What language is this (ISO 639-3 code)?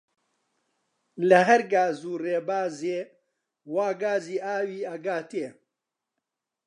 ckb